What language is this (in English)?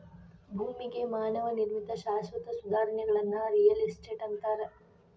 Kannada